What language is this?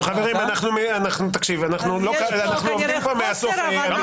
Hebrew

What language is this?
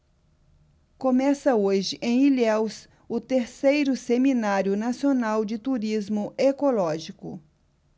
Portuguese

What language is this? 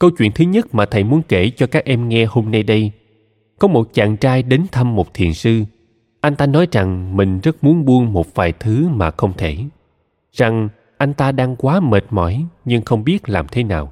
Vietnamese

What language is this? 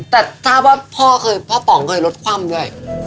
Thai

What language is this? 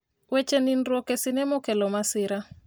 Luo (Kenya and Tanzania)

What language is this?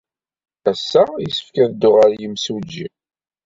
Kabyle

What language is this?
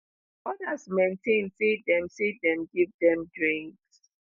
Nigerian Pidgin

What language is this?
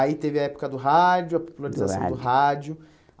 Portuguese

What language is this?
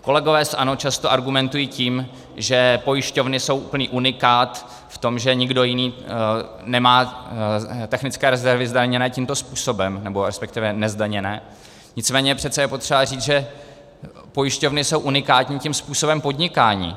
Czech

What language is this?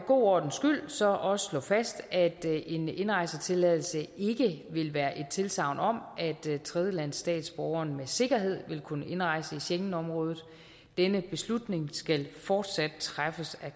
Danish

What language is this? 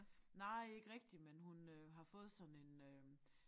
Danish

